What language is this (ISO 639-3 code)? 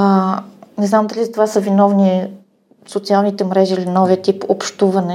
bul